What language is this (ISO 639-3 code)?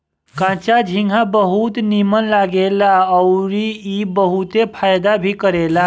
bho